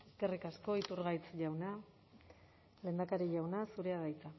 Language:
Basque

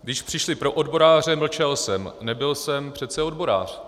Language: Czech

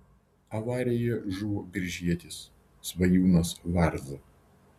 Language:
Lithuanian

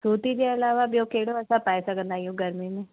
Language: Sindhi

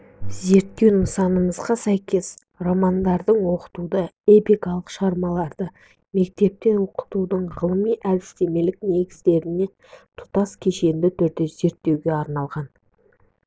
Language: Kazakh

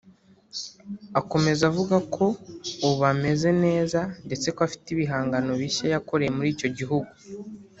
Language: Kinyarwanda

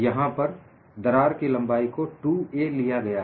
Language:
Hindi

